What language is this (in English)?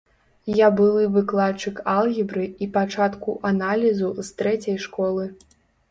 Belarusian